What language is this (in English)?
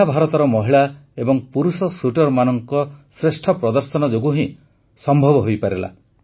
Odia